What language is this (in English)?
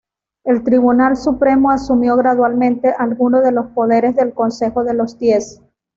Spanish